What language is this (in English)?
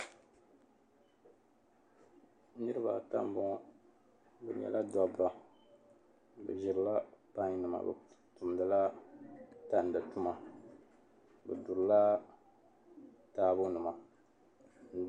Dagbani